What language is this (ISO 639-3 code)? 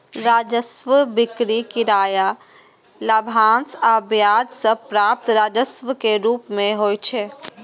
mai